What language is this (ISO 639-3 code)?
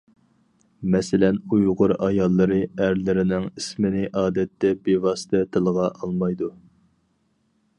uig